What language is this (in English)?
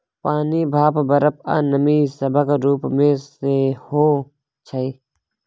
Maithili